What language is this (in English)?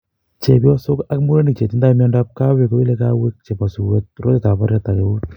Kalenjin